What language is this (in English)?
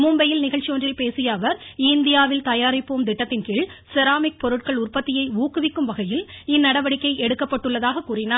Tamil